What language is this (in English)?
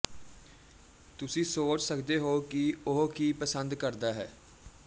Punjabi